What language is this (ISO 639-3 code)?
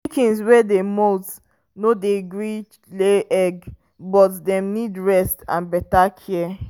pcm